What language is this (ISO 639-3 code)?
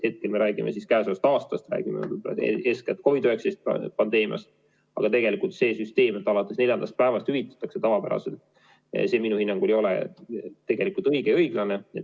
est